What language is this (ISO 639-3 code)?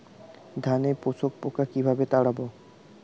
ben